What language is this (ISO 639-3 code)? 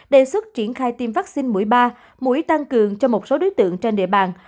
vie